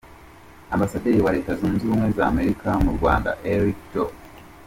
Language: Kinyarwanda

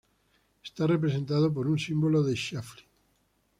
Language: Spanish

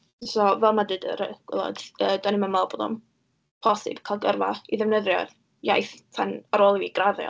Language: Welsh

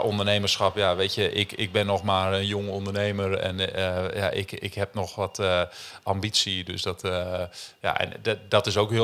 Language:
Dutch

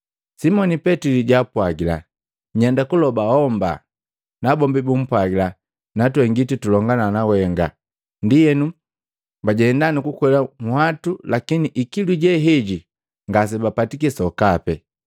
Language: Matengo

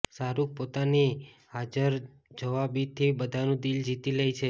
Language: Gujarati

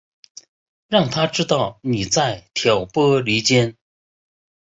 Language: Chinese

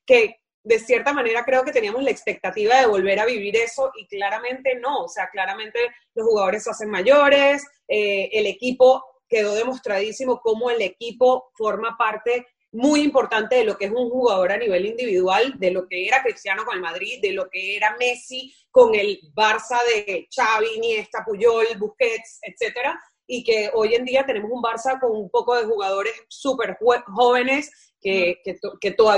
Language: Spanish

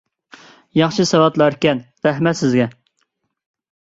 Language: Uyghur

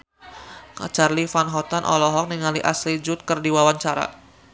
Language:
Sundanese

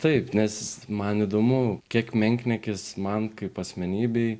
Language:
Lithuanian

